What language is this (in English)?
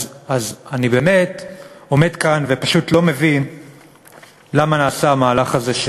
Hebrew